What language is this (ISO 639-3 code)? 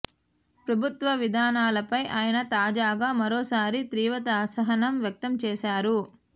tel